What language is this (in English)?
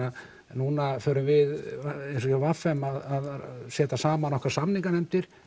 Icelandic